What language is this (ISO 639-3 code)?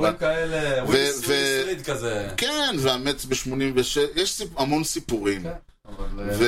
heb